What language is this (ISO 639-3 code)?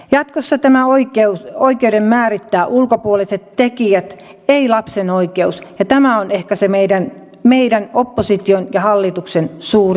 fin